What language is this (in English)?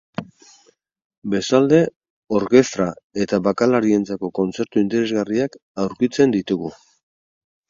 Basque